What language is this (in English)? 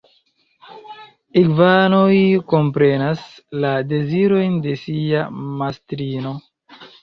Esperanto